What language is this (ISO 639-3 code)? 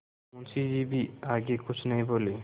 hin